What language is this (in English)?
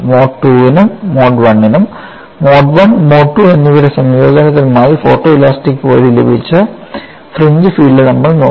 Malayalam